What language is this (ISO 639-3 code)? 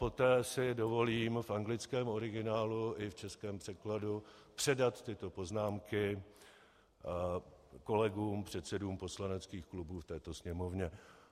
ces